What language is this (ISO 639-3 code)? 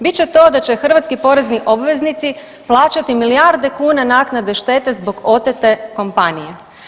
hrv